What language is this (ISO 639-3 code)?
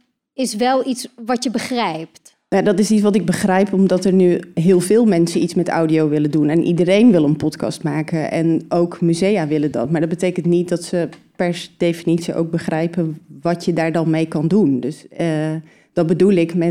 nld